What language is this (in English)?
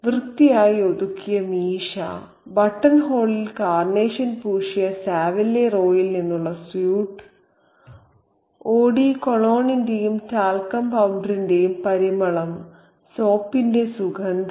Malayalam